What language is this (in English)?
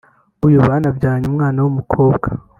Kinyarwanda